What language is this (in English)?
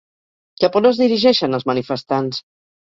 Catalan